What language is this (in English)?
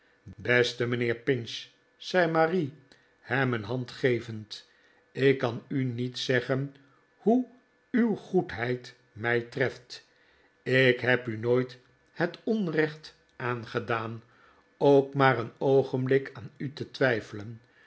Dutch